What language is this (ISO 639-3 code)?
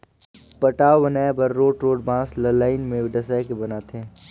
hne